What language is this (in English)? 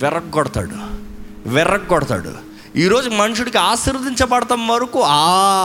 Telugu